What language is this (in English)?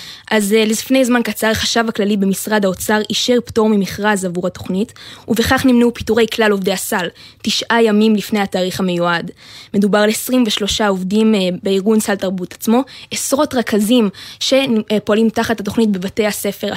Hebrew